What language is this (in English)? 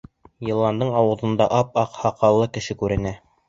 Bashkir